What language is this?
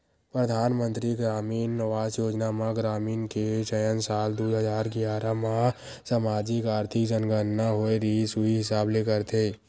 Chhattisgarhi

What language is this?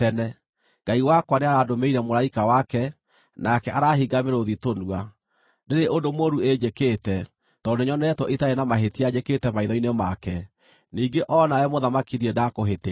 Kikuyu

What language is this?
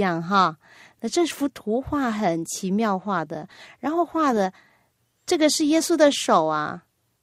Chinese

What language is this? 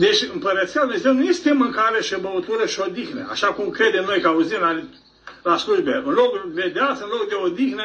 Romanian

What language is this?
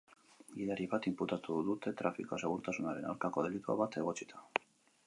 Basque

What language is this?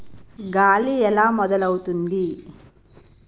Telugu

